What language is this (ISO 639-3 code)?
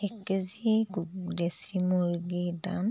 asm